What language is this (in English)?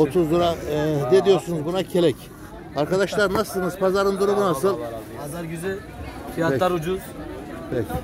Turkish